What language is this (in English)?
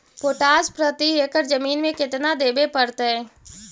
Magahi